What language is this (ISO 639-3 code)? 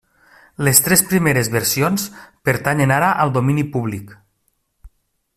cat